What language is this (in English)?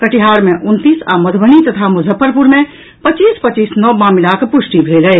Maithili